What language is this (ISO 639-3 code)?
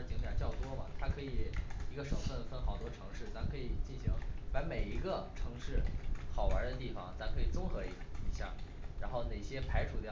zho